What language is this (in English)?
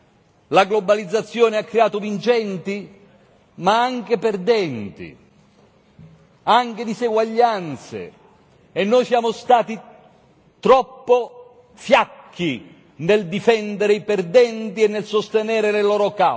Italian